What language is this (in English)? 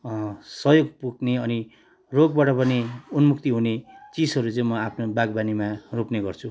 Nepali